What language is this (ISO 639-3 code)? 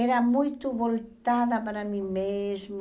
por